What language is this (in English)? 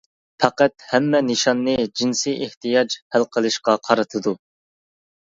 Uyghur